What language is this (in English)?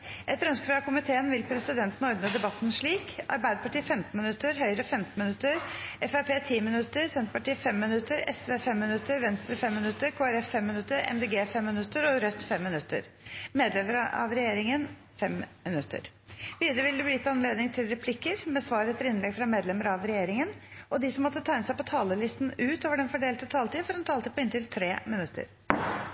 Norwegian Bokmål